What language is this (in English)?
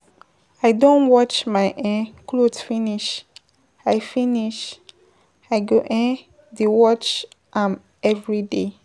Nigerian Pidgin